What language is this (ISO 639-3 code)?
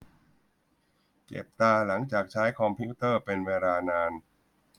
tha